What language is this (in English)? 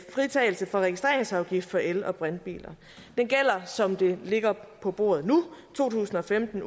Danish